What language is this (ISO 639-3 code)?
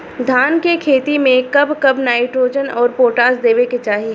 bho